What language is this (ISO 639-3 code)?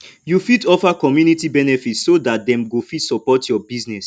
pcm